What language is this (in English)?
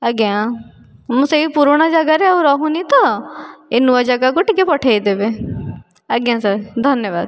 Odia